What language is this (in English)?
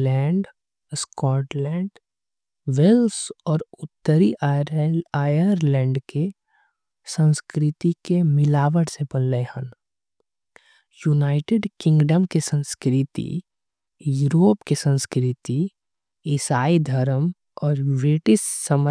Angika